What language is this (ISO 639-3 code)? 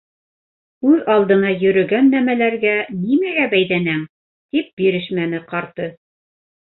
bak